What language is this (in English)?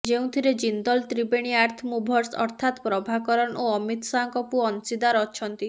Odia